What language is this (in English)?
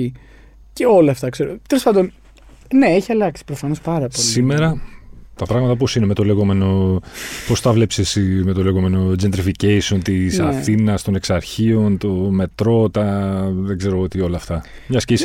Greek